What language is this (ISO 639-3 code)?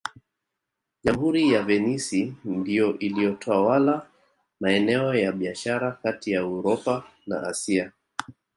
swa